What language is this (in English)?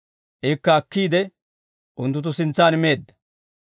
Dawro